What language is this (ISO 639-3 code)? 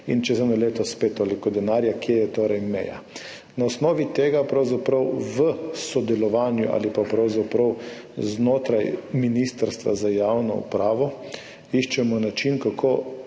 slv